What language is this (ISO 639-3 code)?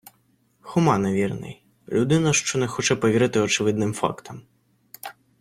ukr